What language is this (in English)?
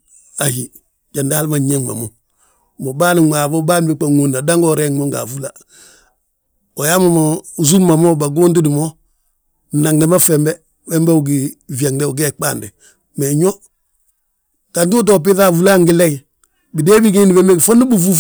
Balanta-Ganja